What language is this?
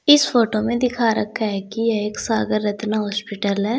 Hindi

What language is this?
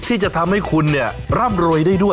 Thai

